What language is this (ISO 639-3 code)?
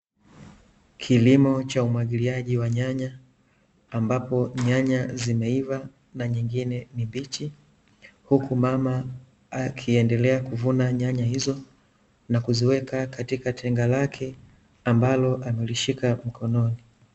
swa